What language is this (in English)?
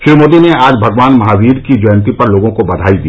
Hindi